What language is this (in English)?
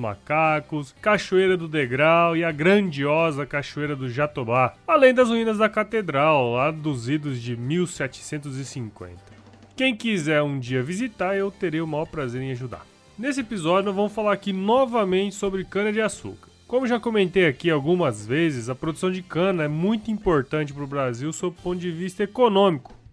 Portuguese